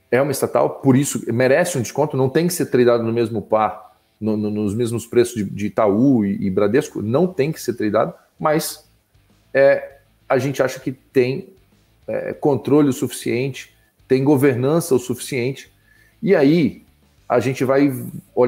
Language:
Portuguese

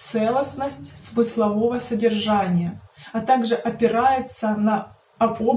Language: Russian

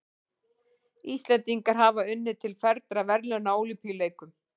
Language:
Icelandic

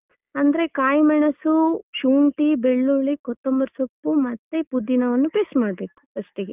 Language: Kannada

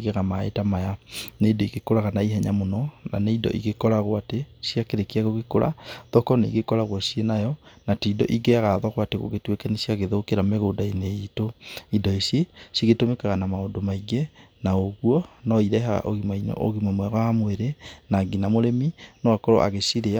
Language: Kikuyu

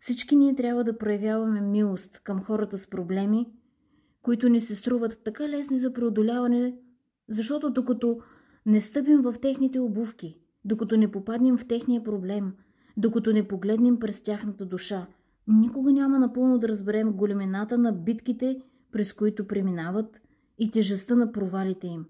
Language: Bulgarian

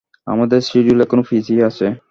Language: Bangla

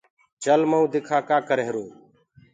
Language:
Gurgula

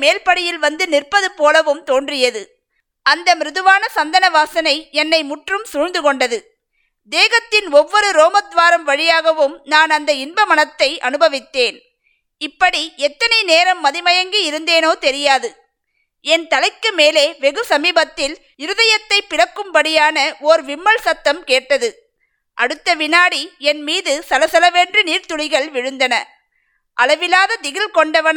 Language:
Tamil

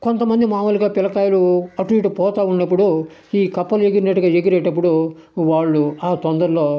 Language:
Telugu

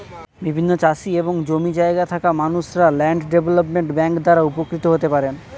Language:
Bangla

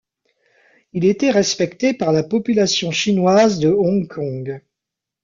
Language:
French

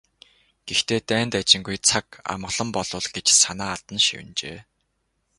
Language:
Mongolian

